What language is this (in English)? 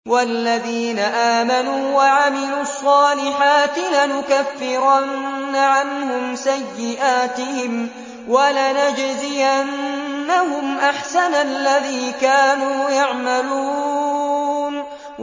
Arabic